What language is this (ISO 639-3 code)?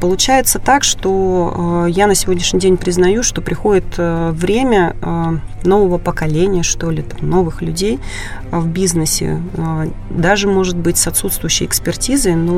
rus